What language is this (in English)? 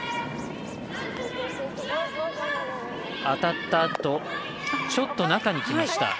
Japanese